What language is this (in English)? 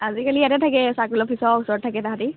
Assamese